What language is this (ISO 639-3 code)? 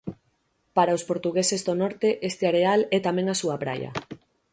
glg